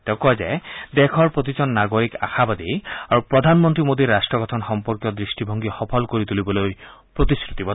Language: Assamese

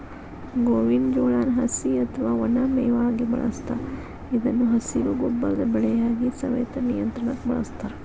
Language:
Kannada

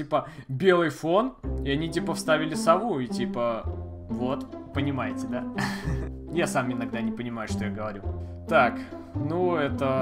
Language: Russian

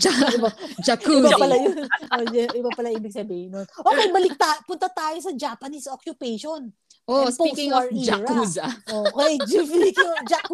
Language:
Filipino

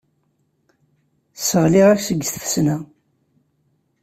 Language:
Kabyle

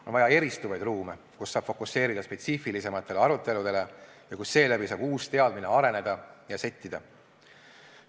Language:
Estonian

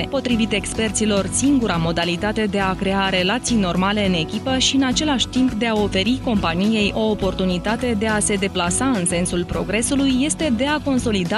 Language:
Romanian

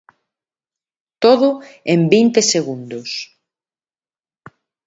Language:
Galician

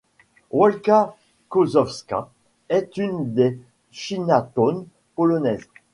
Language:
French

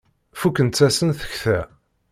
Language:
Kabyle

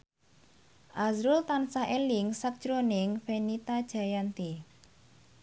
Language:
Javanese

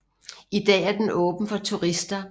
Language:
Danish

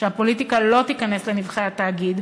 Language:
Hebrew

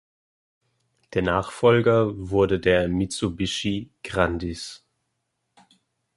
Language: German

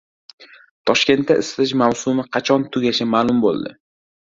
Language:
Uzbek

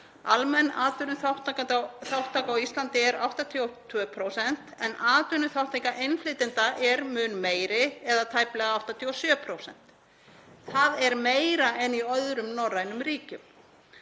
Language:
Icelandic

